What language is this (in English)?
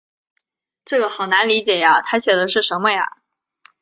Chinese